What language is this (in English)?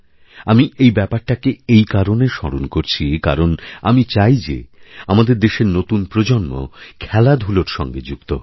Bangla